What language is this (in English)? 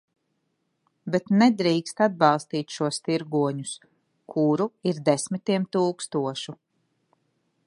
Latvian